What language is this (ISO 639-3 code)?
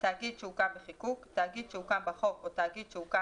heb